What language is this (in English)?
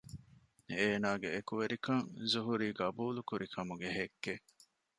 Divehi